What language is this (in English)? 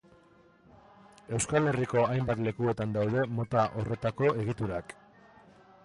Basque